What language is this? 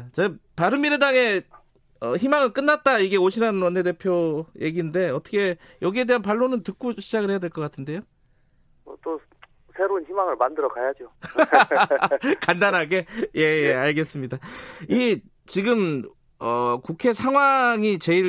Korean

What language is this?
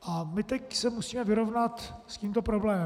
Czech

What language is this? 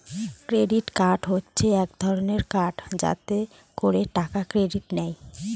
Bangla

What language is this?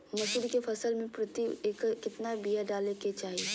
Magahi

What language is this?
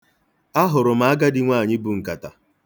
Igbo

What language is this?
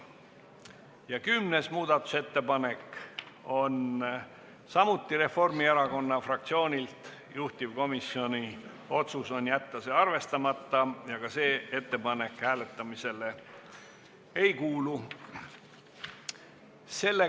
Estonian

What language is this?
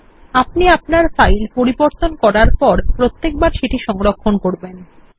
Bangla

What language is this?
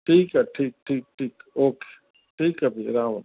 Sindhi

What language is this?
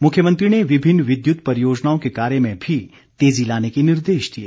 Hindi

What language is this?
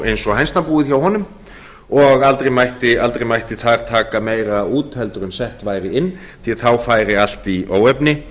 Icelandic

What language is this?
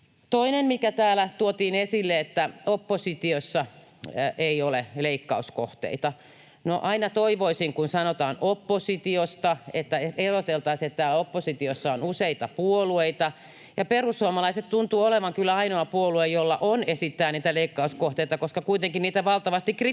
Finnish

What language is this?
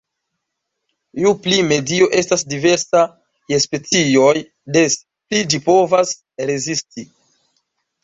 Esperanto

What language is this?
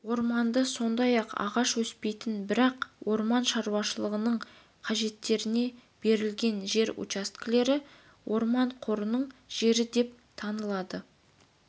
Kazakh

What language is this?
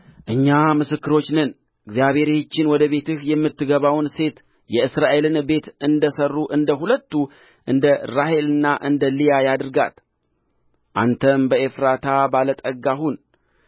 Amharic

